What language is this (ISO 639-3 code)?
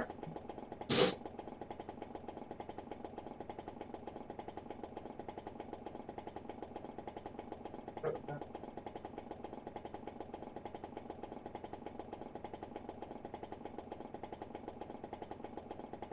rus